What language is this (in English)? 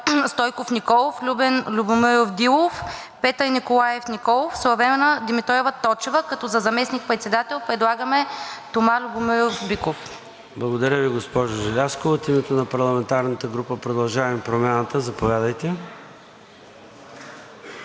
Bulgarian